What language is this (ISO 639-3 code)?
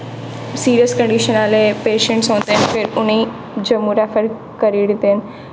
doi